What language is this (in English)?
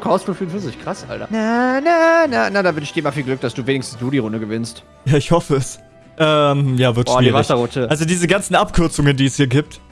German